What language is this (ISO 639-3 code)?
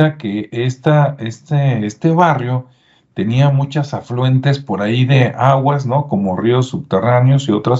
spa